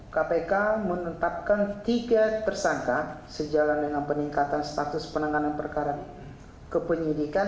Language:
Indonesian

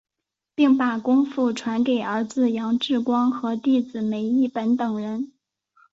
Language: Chinese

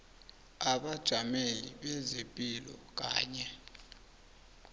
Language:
South Ndebele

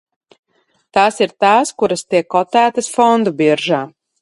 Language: Latvian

